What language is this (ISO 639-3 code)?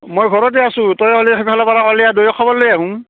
asm